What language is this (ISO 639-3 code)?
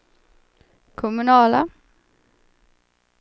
swe